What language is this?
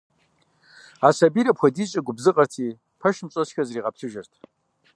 Kabardian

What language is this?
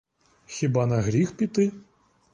Ukrainian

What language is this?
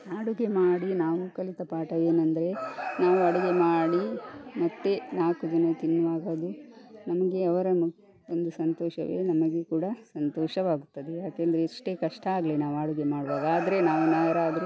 Kannada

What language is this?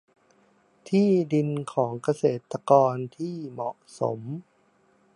Thai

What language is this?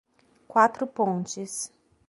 Portuguese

